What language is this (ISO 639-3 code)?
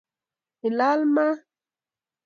kln